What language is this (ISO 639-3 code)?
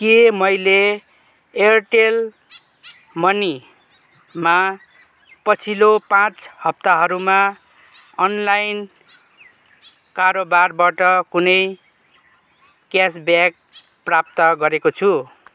nep